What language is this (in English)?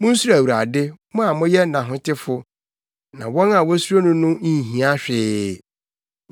Akan